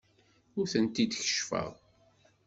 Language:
Kabyle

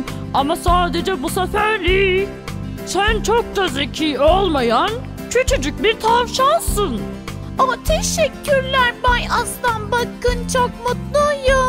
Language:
Turkish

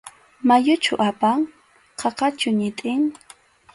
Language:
Arequipa-La Unión Quechua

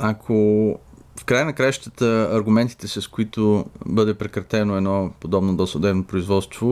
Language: Bulgarian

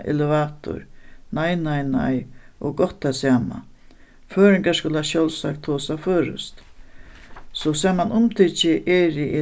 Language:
Faroese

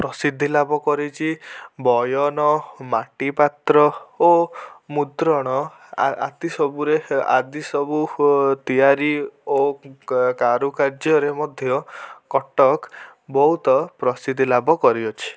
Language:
Odia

